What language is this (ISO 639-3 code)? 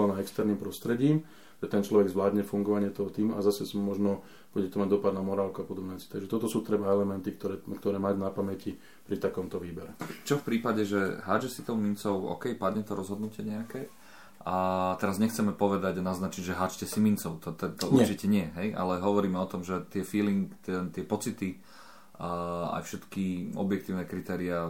slk